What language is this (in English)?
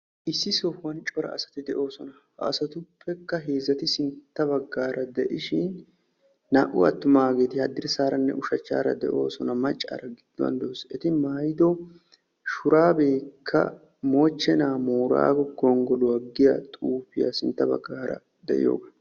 Wolaytta